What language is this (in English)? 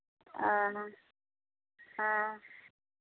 Santali